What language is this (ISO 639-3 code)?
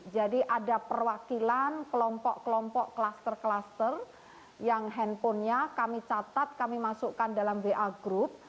ind